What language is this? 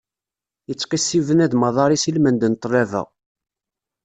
Kabyle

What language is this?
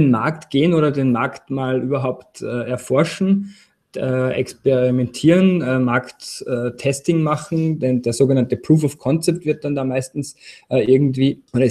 German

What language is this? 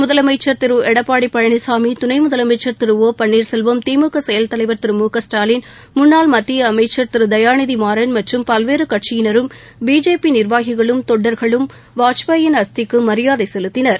Tamil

